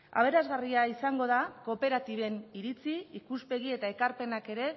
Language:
Basque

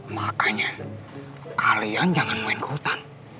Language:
Indonesian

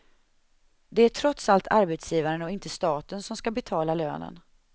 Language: Swedish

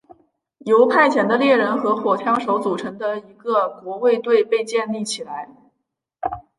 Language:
Chinese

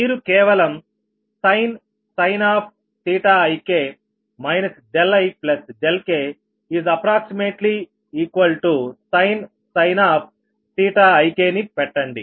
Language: Telugu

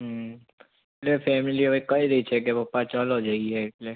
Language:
Gujarati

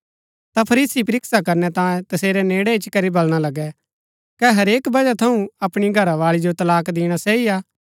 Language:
Gaddi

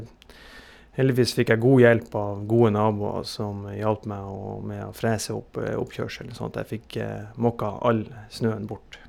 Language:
Norwegian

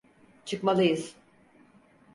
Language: Turkish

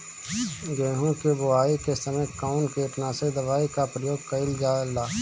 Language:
Bhojpuri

